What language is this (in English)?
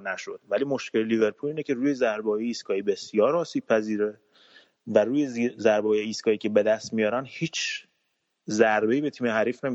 Persian